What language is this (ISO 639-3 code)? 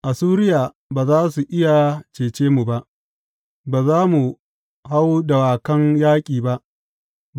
hau